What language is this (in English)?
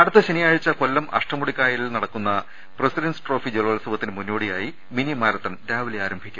Malayalam